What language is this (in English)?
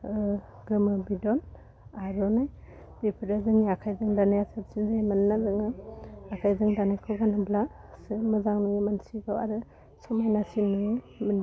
Bodo